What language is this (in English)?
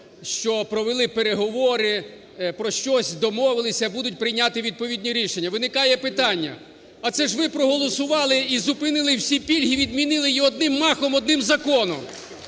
Ukrainian